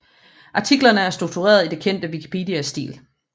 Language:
Danish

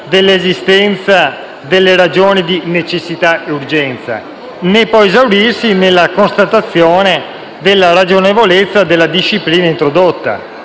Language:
Italian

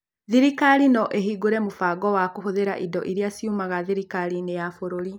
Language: Kikuyu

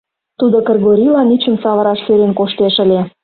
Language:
Mari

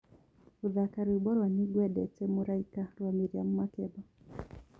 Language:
Kikuyu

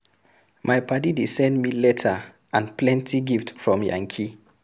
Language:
Nigerian Pidgin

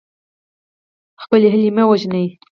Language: Pashto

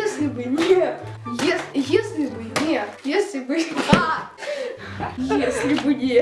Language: Russian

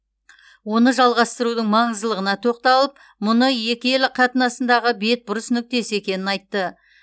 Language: Kazakh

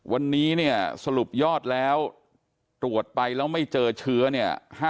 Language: Thai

